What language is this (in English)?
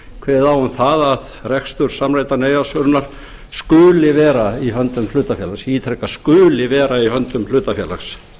Icelandic